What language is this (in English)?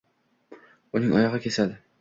Uzbek